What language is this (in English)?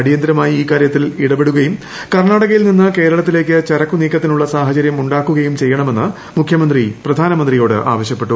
Malayalam